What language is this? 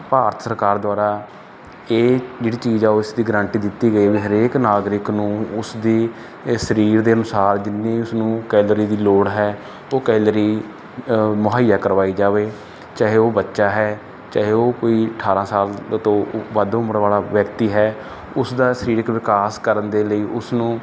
Punjabi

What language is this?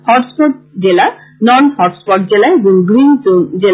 Bangla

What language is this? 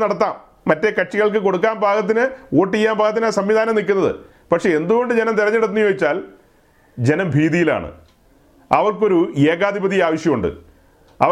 Malayalam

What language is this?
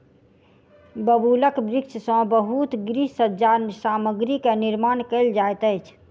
Maithili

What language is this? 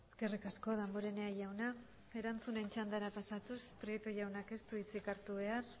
Basque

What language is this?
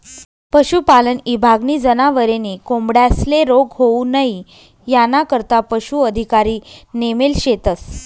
Marathi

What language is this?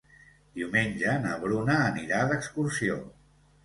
Catalan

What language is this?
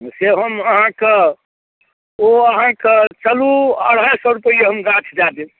Maithili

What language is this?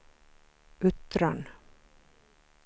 Swedish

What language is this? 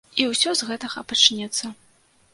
Belarusian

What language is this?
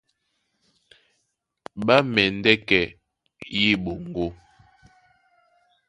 Duala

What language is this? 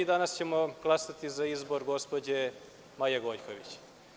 Serbian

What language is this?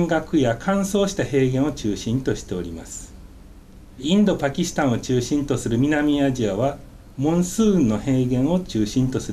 Japanese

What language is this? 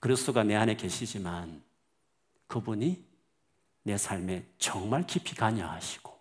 Korean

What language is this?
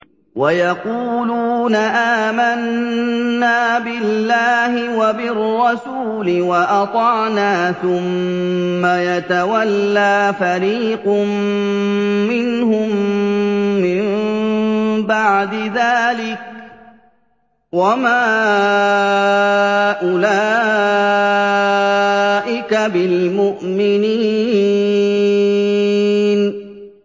Arabic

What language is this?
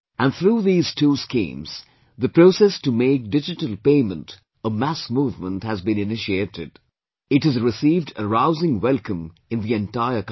English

